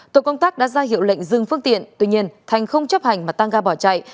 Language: Vietnamese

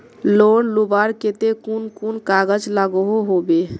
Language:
Magahi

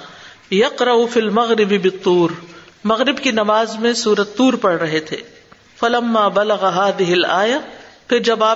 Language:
Urdu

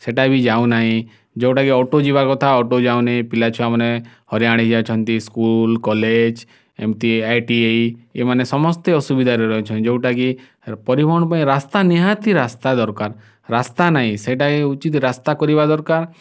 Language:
Odia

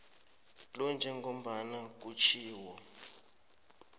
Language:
South Ndebele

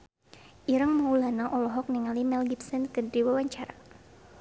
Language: Sundanese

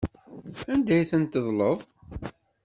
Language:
Kabyle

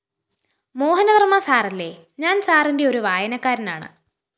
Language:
Malayalam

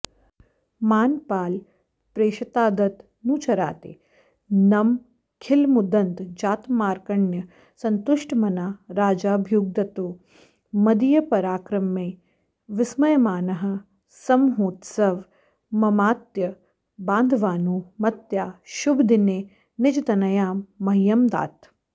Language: Sanskrit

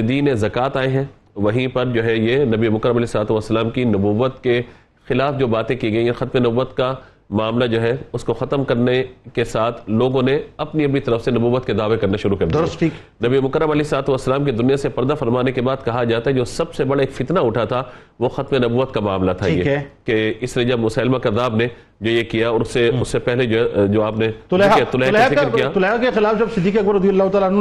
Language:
Urdu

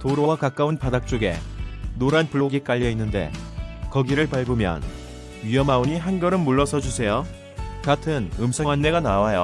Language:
Korean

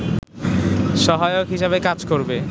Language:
Bangla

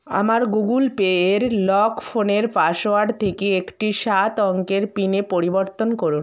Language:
Bangla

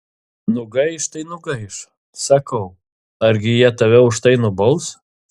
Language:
Lithuanian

